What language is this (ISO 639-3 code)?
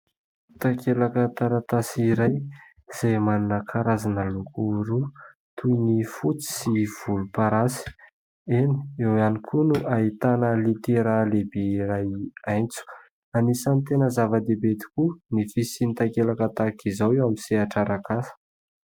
mlg